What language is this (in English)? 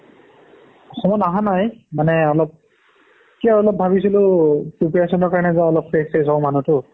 Assamese